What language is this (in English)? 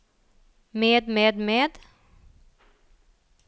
Norwegian